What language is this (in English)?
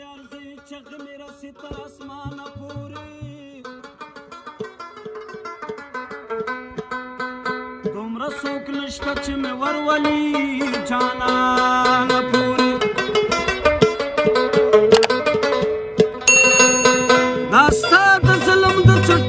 Turkish